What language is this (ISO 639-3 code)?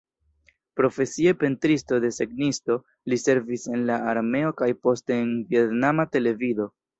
epo